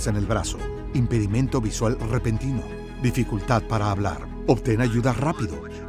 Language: Spanish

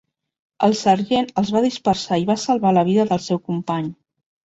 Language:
Catalan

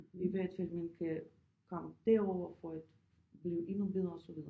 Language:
Danish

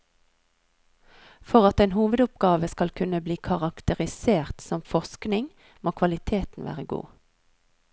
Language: Norwegian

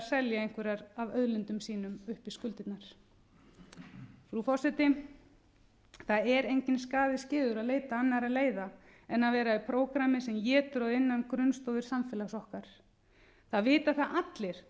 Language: Icelandic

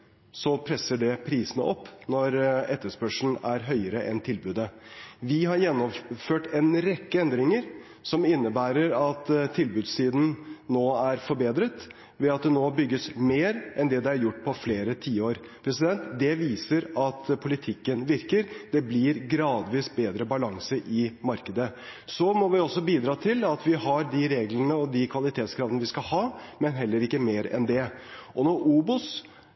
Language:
Norwegian Bokmål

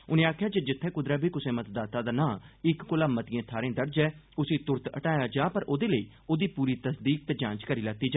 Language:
Dogri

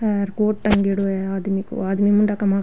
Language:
Rajasthani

